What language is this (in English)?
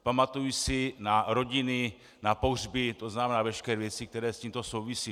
Czech